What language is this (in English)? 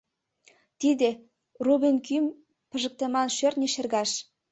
Mari